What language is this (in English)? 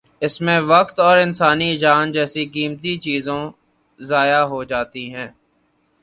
Urdu